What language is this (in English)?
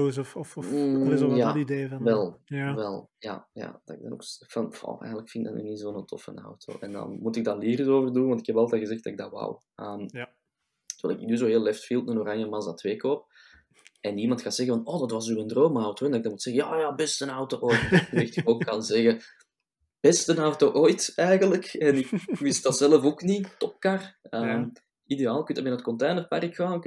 Dutch